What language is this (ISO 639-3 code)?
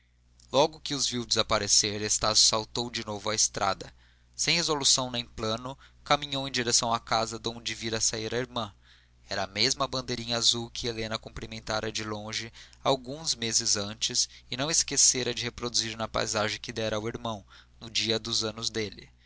por